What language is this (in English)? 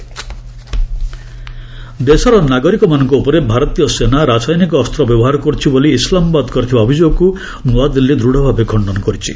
Odia